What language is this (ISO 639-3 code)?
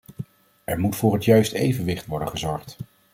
nld